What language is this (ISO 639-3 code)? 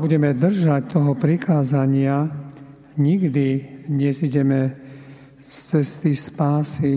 slk